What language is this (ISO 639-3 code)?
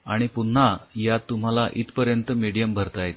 mar